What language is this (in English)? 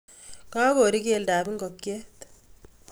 Kalenjin